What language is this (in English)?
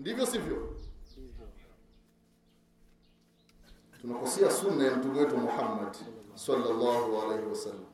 Swahili